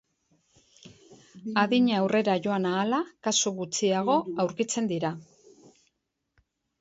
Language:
Basque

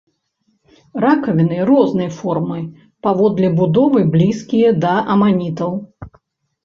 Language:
Belarusian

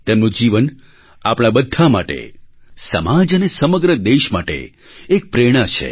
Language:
Gujarati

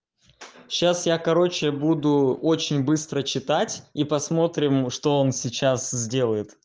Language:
Russian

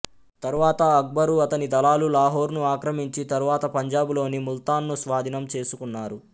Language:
Telugu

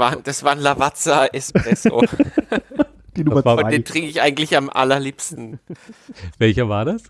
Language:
German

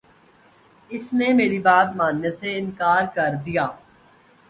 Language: Urdu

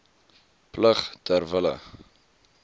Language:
Afrikaans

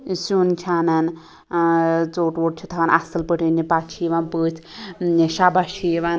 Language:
Kashmiri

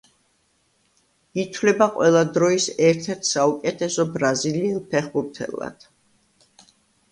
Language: Georgian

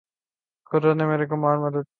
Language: Urdu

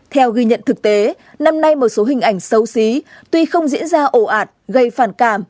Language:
Vietnamese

